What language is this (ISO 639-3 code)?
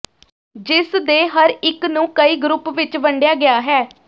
pan